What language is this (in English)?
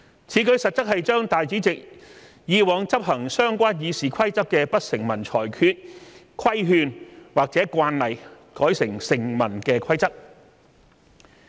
Cantonese